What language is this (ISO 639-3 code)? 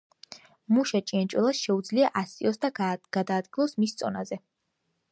kat